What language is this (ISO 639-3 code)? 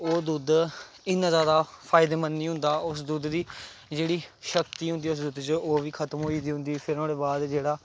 doi